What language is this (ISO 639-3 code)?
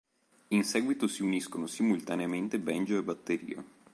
ita